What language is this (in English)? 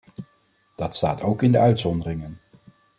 Dutch